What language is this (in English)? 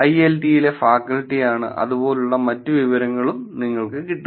Malayalam